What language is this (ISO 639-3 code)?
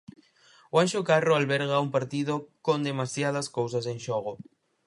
glg